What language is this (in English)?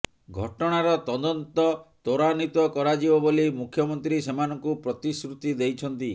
Odia